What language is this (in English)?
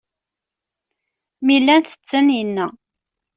Kabyle